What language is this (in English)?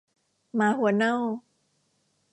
Thai